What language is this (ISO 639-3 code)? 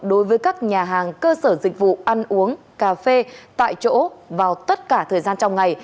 vie